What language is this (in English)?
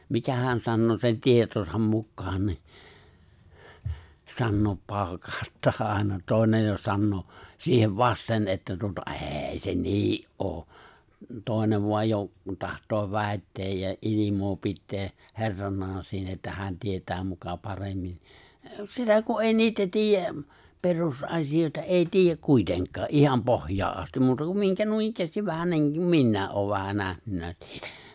Finnish